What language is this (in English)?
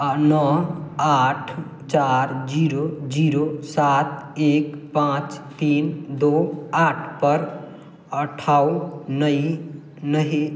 Maithili